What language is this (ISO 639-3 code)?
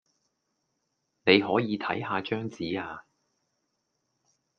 yue